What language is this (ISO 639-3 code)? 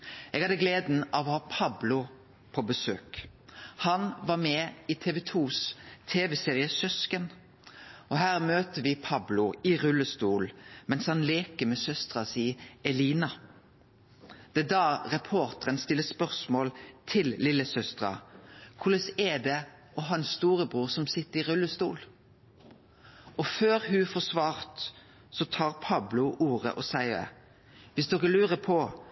nno